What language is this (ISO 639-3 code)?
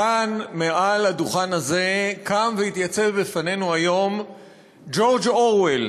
heb